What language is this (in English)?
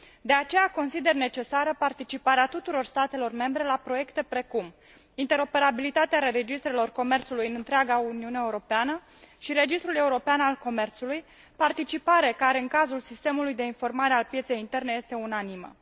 Romanian